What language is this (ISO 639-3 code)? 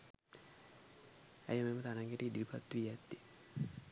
sin